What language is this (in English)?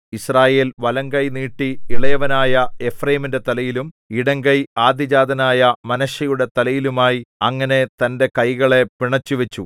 Malayalam